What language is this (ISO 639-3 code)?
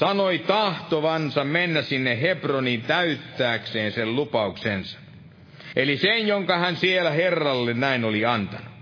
fin